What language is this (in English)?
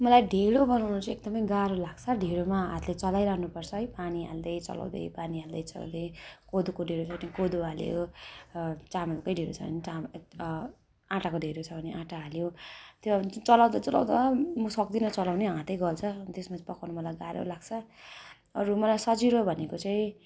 Nepali